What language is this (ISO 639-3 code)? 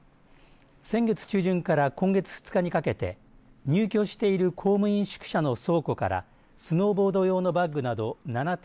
jpn